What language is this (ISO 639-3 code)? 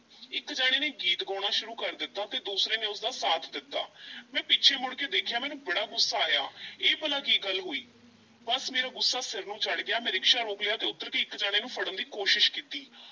pan